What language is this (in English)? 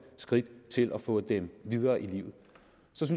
Danish